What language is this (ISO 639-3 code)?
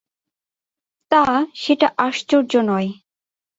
ben